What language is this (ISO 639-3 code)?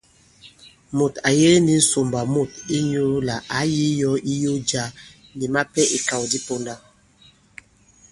abb